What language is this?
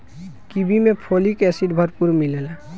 Bhojpuri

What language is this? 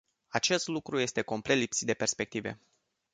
Romanian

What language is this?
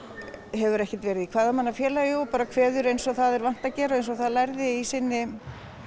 Icelandic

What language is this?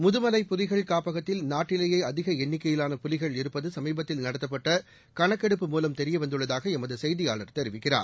Tamil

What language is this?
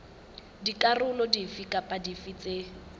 Southern Sotho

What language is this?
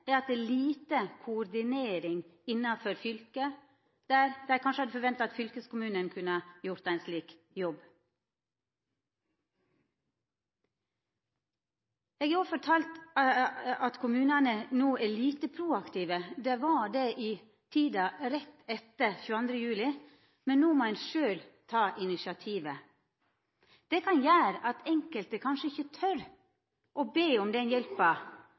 Norwegian Nynorsk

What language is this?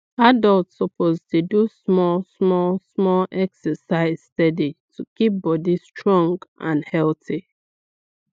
Nigerian Pidgin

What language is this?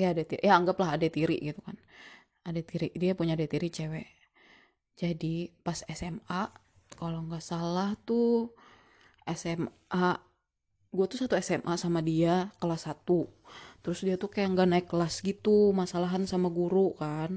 Indonesian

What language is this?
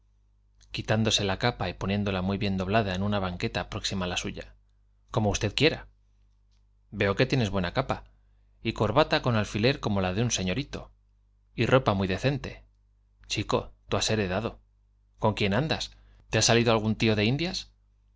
Spanish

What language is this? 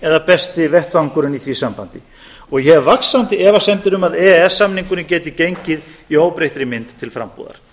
Icelandic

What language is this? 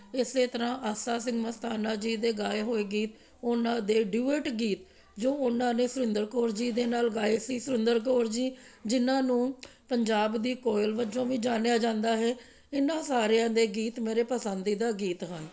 Punjabi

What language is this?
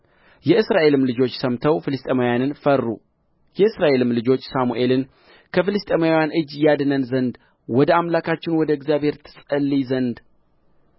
Amharic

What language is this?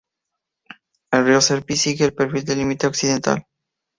Spanish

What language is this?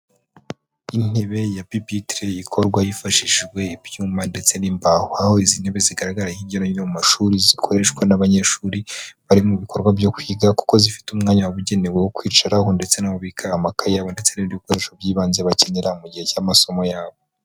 Kinyarwanda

